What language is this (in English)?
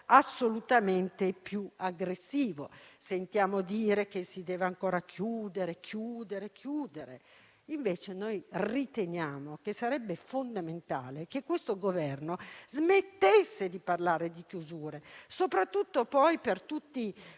Italian